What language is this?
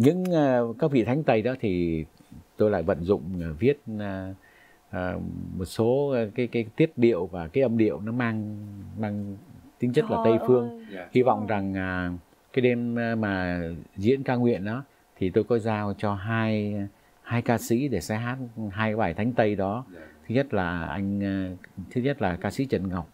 Vietnamese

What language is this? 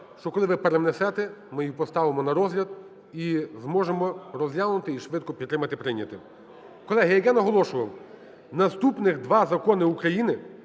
Ukrainian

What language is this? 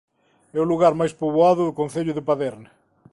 Galician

